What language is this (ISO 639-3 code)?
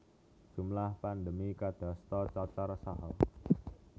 jav